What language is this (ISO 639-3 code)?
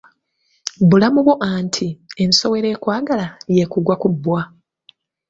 lug